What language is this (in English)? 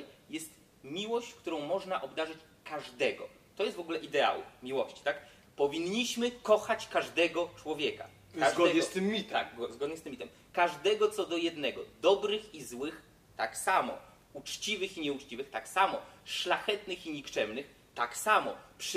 Polish